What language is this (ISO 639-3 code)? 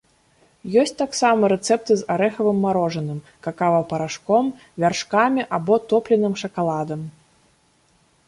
bel